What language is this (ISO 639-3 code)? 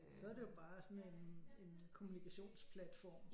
dan